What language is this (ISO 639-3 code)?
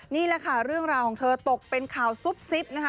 tha